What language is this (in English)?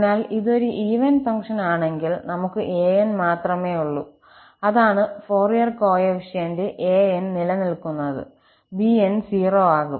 Malayalam